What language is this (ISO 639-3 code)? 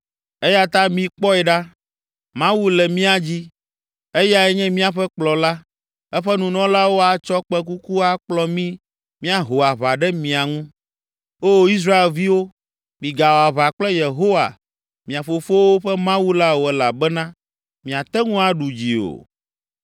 ewe